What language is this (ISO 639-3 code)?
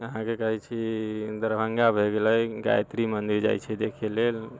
mai